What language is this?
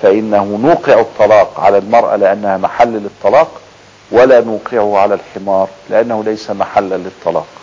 Arabic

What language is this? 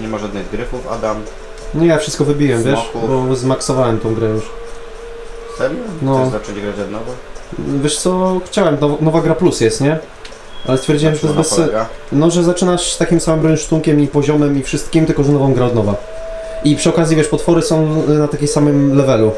Polish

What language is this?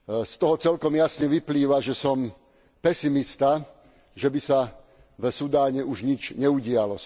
Slovak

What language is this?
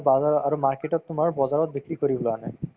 Assamese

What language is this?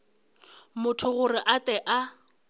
Northern Sotho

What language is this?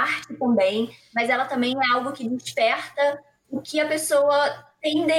Portuguese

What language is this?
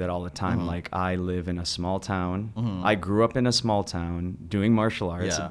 English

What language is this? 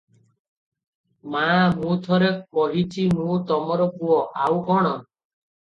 Odia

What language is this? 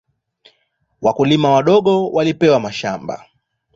Swahili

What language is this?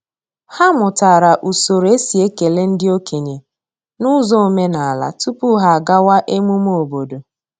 Igbo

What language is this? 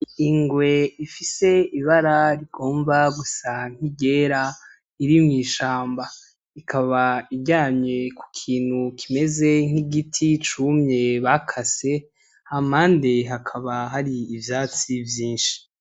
Rundi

